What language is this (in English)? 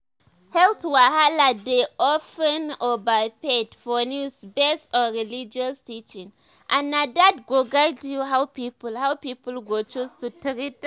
Nigerian Pidgin